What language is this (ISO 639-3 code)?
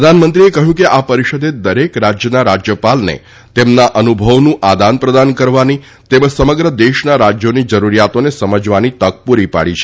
guj